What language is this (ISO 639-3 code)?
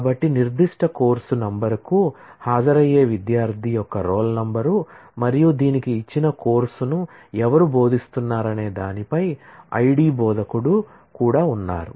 tel